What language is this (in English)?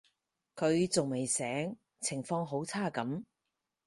Cantonese